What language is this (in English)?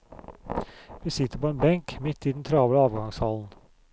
Norwegian